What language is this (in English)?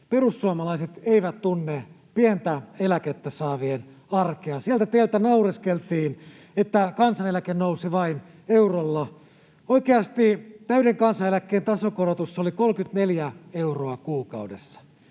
Finnish